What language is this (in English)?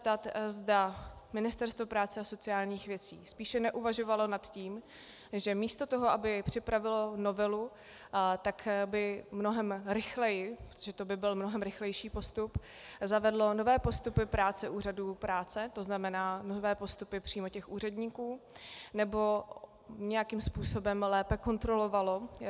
Czech